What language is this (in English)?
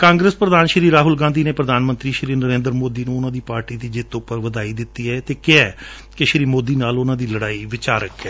Punjabi